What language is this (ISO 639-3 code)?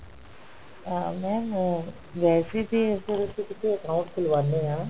pan